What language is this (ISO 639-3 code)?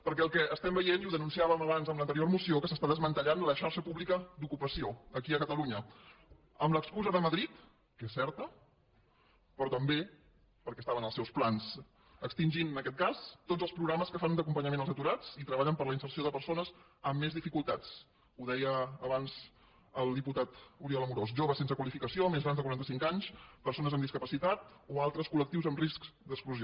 cat